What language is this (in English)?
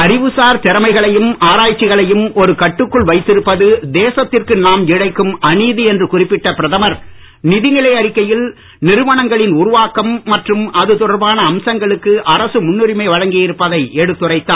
Tamil